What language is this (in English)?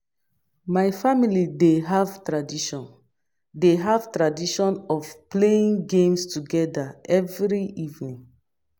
Nigerian Pidgin